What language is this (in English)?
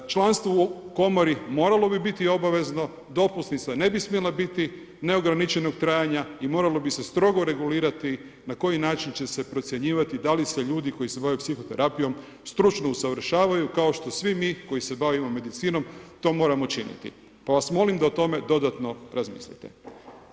Croatian